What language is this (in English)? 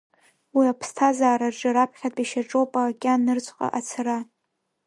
Abkhazian